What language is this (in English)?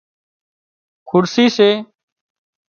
Wadiyara Koli